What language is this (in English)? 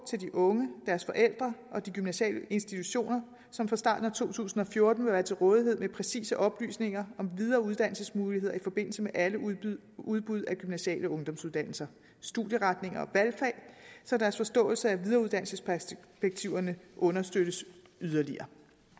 Danish